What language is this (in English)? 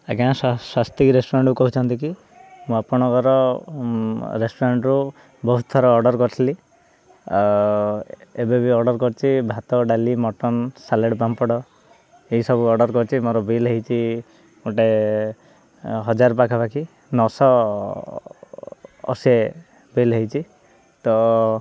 Odia